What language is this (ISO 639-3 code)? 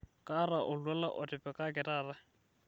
mas